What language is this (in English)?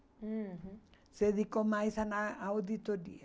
Portuguese